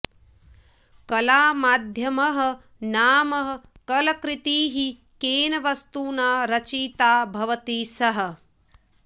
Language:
Sanskrit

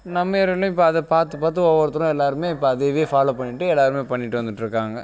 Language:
Tamil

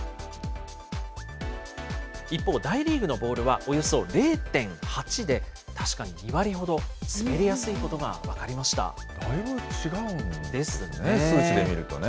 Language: Japanese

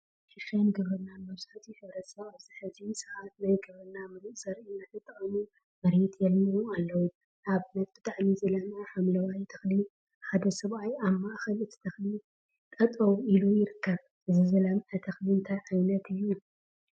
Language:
Tigrinya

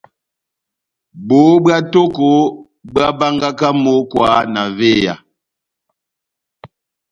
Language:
Batanga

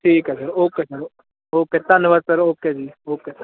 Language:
Punjabi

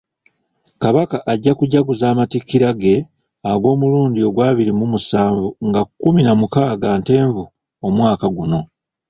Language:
Ganda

